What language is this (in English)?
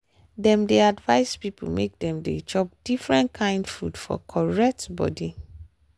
Nigerian Pidgin